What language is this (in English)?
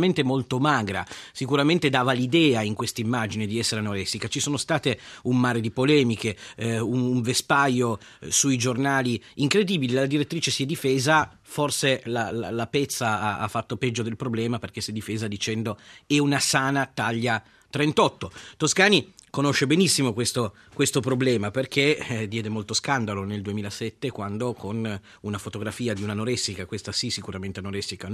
Italian